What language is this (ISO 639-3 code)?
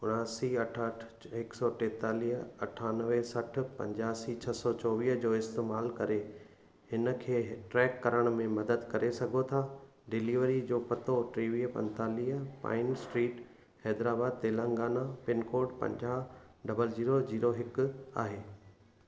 snd